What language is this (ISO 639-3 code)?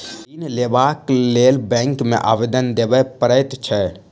mai